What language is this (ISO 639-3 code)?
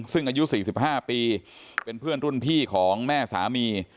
tha